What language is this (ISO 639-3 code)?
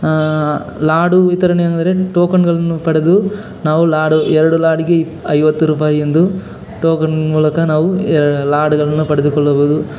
kan